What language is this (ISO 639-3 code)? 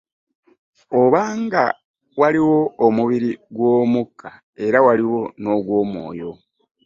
lug